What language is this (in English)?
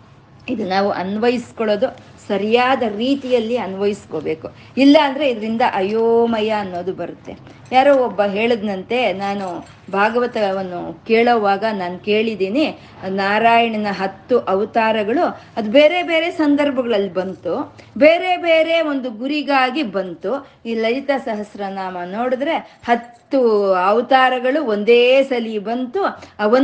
Kannada